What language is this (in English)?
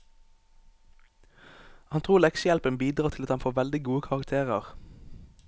Norwegian